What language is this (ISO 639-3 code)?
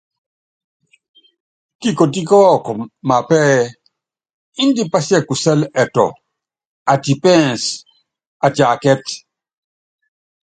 yav